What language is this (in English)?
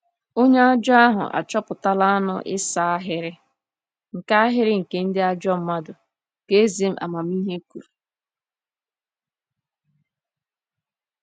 Igbo